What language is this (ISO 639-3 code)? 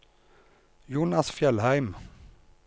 nor